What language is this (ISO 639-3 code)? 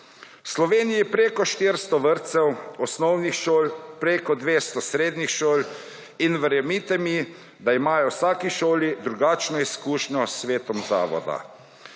slv